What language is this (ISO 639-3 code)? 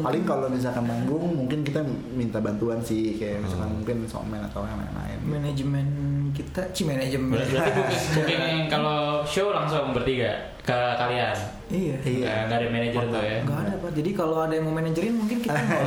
ind